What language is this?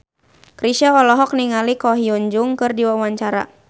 Sundanese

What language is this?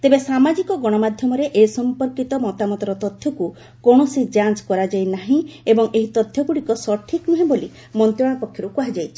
Odia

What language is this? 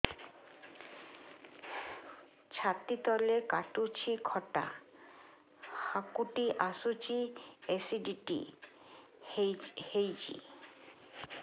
Odia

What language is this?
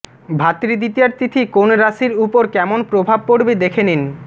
Bangla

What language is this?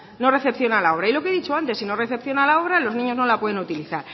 Spanish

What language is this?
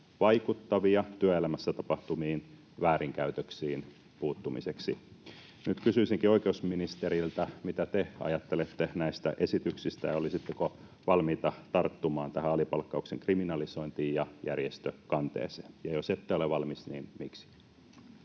Finnish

